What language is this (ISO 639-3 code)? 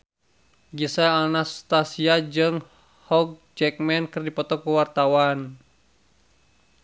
sun